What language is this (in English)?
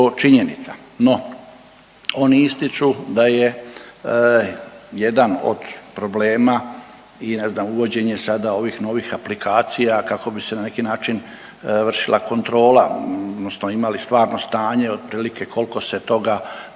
Croatian